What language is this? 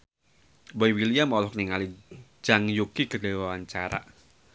Sundanese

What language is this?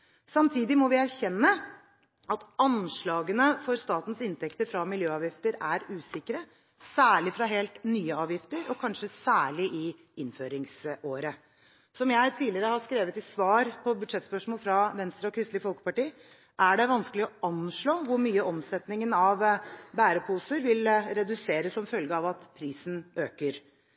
Norwegian Bokmål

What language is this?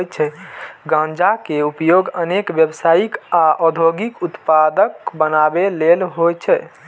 Maithili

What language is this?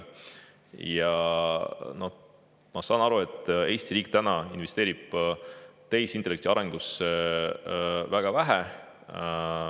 Estonian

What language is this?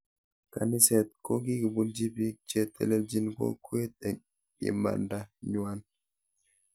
Kalenjin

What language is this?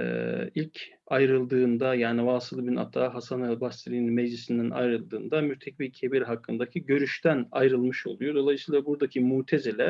Turkish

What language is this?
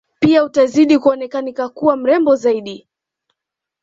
Swahili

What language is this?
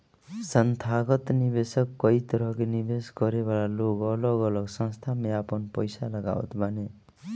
Bhojpuri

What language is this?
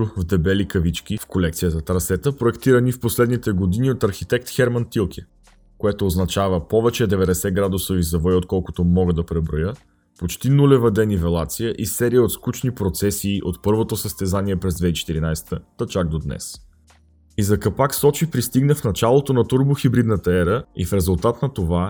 Bulgarian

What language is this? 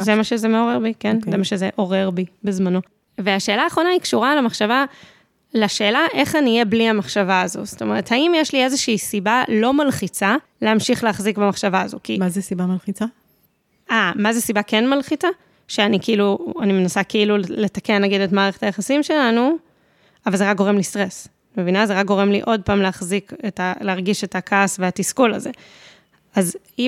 Hebrew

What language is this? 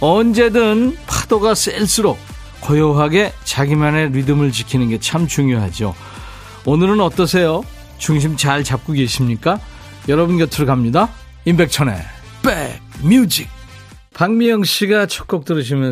Korean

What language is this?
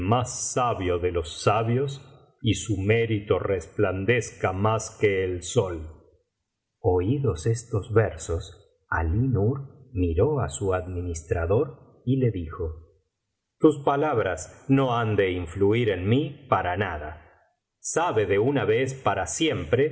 Spanish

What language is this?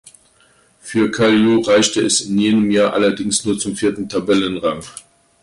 German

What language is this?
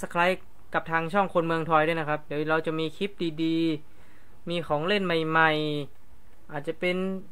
Thai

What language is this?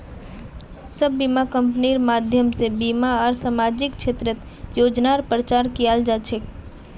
Magahi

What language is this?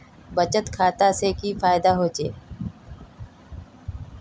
Magahi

